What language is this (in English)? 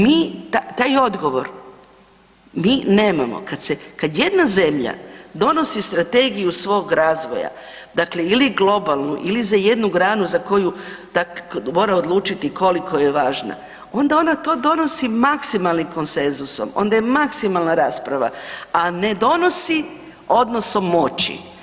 Croatian